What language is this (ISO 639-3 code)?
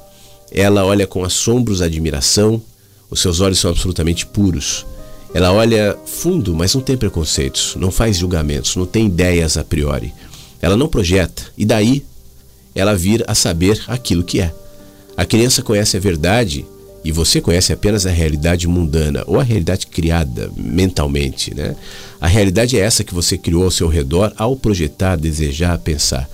por